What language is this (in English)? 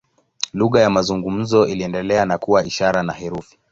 Swahili